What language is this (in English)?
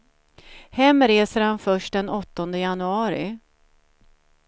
Swedish